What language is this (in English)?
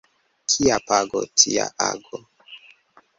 Esperanto